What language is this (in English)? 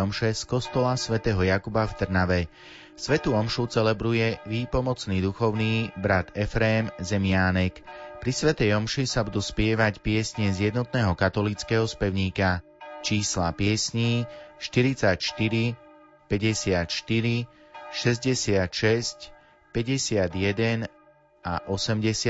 Slovak